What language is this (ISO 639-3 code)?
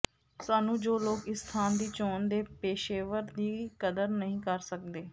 pan